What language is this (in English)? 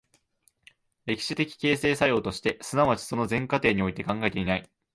Japanese